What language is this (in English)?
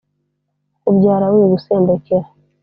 Kinyarwanda